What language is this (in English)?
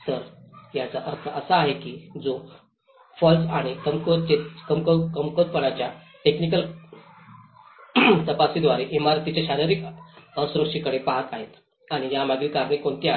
Marathi